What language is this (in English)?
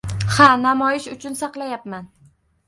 Uzbek